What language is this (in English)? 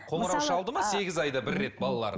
Kazakh